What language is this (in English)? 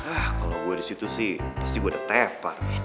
Indonesian